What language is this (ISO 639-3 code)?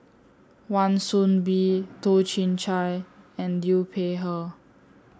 eng